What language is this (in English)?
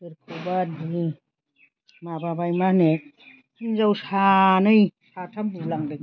Bodo